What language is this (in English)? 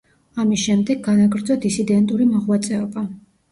Georgian